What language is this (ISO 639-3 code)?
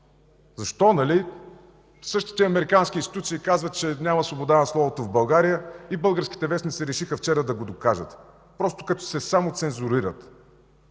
bul